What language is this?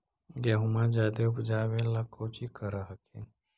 Magahi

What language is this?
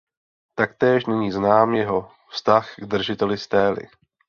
Czech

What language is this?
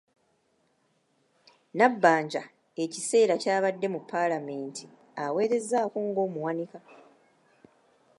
Ganda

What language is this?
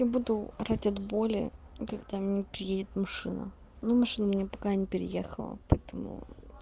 Russian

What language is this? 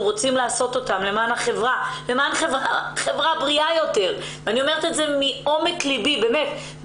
Hebrew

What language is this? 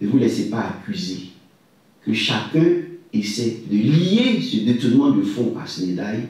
French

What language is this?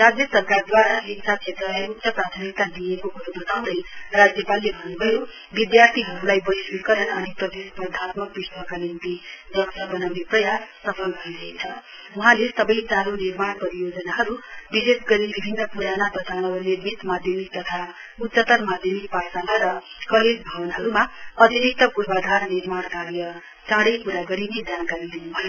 Nepali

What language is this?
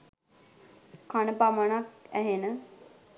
Sinhala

